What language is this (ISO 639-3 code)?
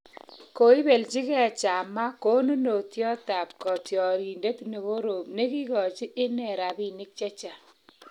kln